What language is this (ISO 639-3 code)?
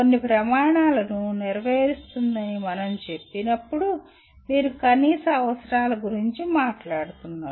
tel